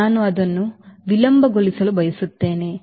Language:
Kannada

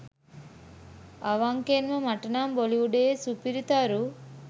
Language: Sinhala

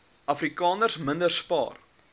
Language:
Afrikaans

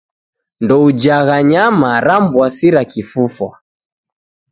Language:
Taita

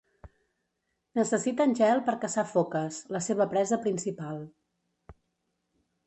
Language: Catalan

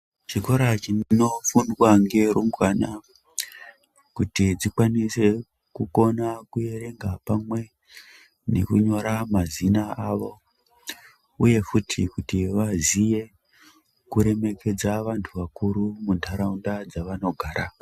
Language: Ndau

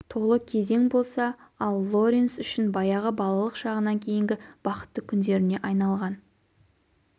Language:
Kazakh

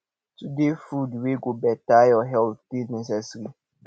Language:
Nigerian Pidgin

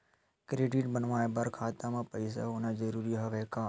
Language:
Chhattisgarhi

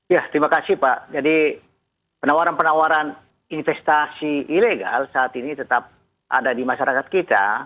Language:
Indonesian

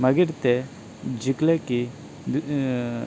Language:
Konkani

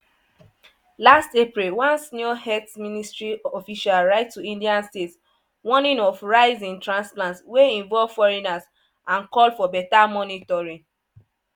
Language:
Nigerian Pidgin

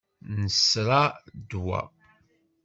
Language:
Kabyle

